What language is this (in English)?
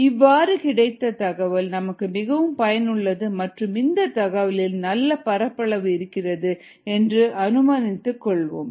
Tamil